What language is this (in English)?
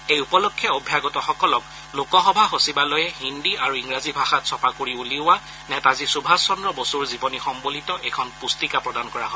Assamese